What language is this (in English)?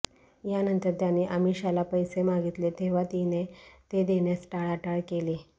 Marathi